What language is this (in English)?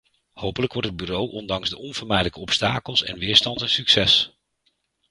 Dutch